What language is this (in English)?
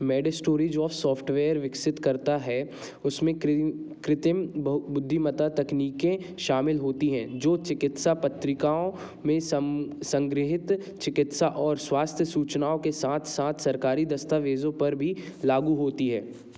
Hindi